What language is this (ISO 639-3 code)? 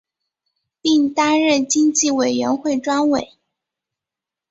zho